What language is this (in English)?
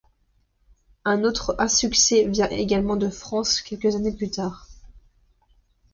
French